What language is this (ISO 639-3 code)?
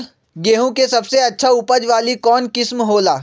mag